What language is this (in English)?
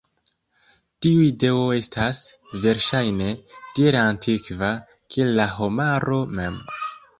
Esperanto